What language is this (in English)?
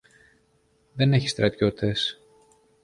Greek